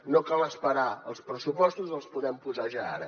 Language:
Catalan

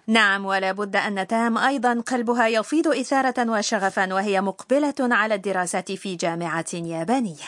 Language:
Arabic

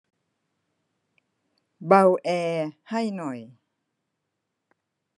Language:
Thai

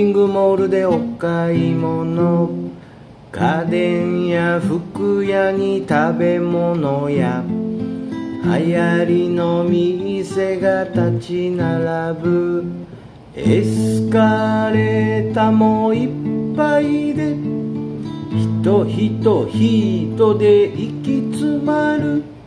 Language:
Japanese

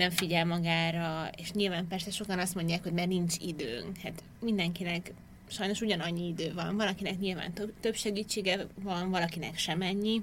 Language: Hungarian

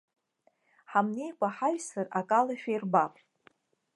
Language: Abkhazian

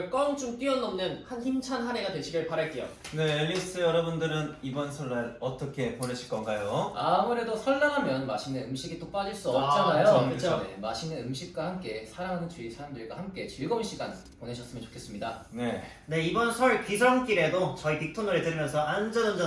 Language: Korean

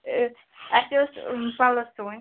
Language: Kashmiri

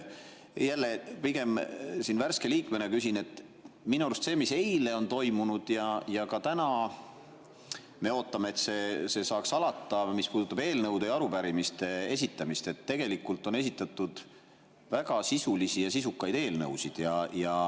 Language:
Estonian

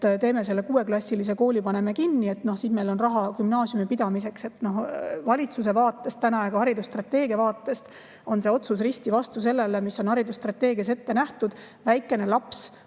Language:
Estonian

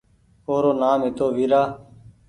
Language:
Goaria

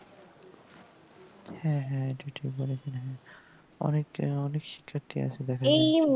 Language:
Bangla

